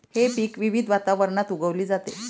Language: Marathi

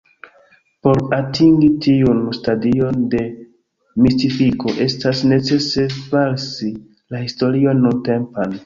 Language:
Esperanto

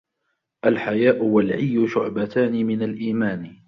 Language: Arabic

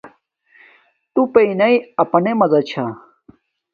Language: Domaaki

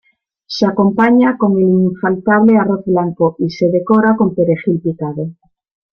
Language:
Spanish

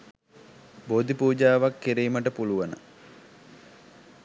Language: Sinhala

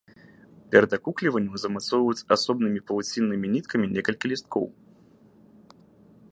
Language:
Belarusian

